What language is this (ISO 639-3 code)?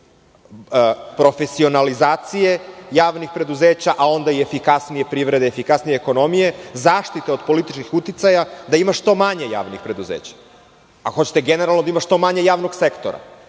srp